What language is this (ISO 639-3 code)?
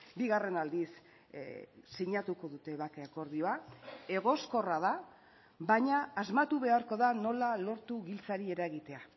eus